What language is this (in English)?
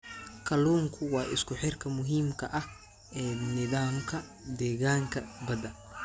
Somali